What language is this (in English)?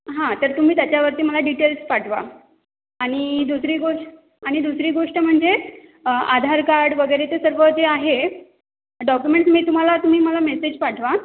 Marathi